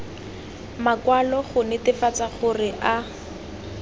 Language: Tswana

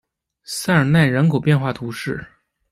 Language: Chinese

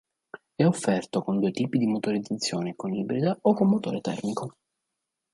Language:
Italian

